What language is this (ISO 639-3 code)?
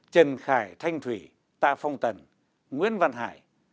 vie